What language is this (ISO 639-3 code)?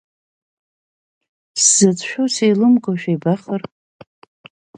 abk